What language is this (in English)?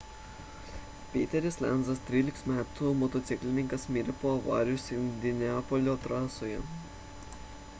Lithuanian